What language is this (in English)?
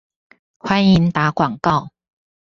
Chinese